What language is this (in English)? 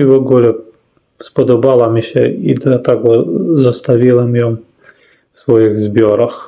Polish